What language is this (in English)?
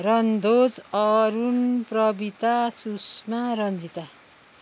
Nepali